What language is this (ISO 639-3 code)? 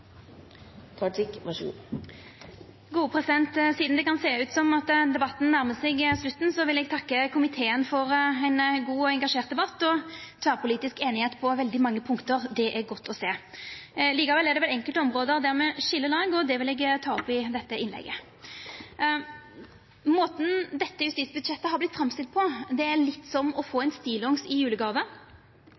nno